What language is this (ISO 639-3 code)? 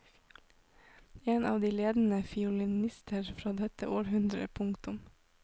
nor